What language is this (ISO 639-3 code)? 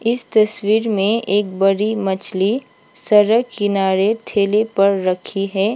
hin